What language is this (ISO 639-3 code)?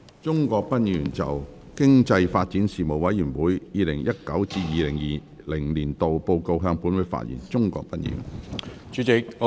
yue